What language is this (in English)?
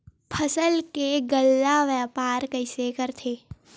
Chhattisgarhi